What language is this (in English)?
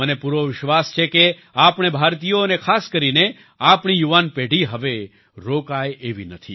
Gujarati